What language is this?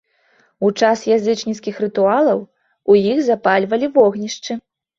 Belarusian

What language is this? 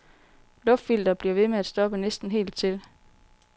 Danish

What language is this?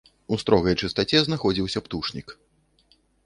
Belarusian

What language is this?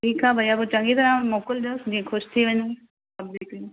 Sindhi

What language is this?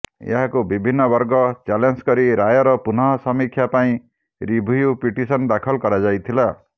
Odia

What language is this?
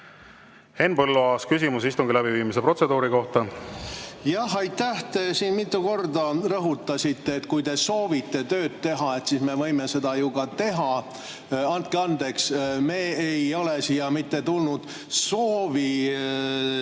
Estonian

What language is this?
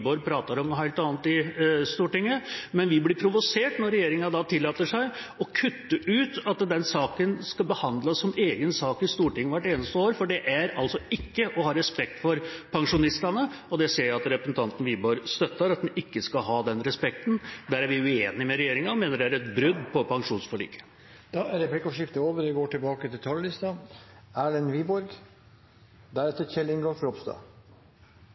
Norwegian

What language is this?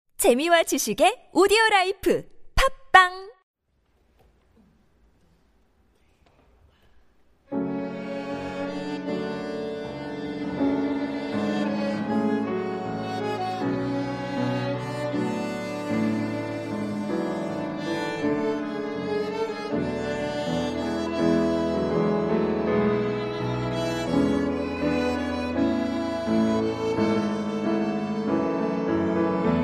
Korean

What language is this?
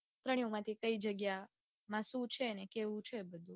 Gujarati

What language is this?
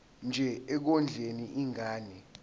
Zulu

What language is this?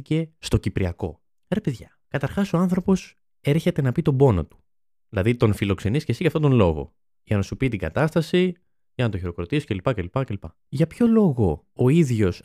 Greek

